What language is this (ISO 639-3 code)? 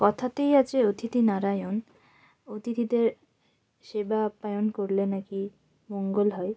ben